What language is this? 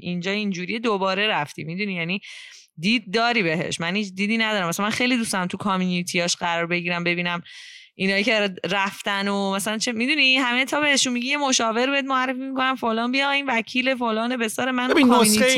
Persian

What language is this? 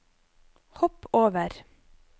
Norwegian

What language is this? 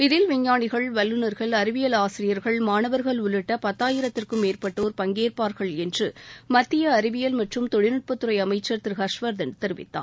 Tamil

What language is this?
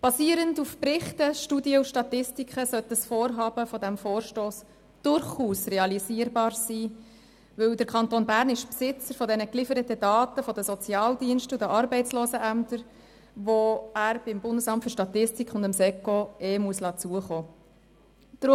Swiss German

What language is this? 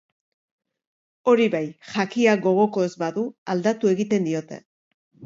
Basque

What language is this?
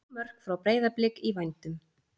Icelandic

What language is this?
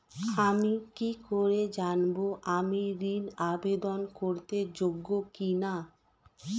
Bangla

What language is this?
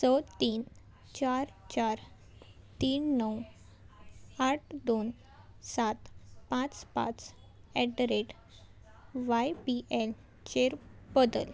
Konkani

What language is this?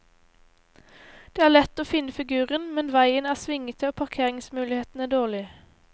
Norwegian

